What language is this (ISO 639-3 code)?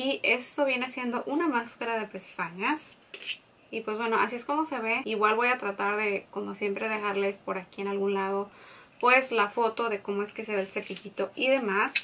spa